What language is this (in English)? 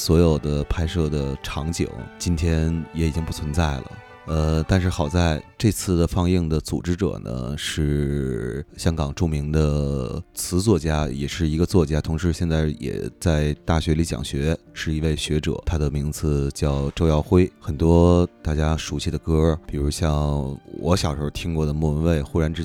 Chinese